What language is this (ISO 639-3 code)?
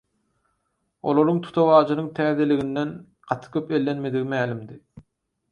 tuk